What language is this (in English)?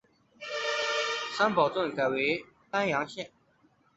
Chinese